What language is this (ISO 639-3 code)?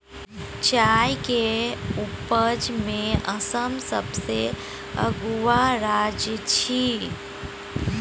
mai